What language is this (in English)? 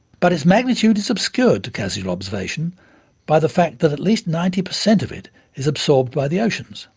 English